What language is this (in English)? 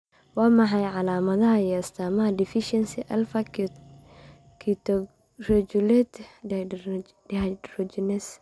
Somali